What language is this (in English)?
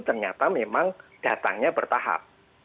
Indonesian